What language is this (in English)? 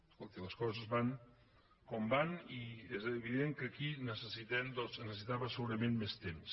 Catalan